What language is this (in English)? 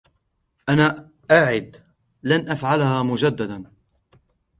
Arabic